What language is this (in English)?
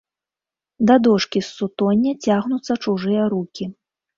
Belarusian